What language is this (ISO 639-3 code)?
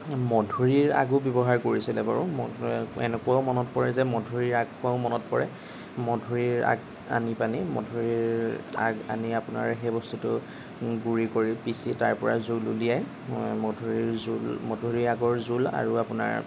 asm